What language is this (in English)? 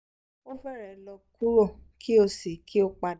Yoruba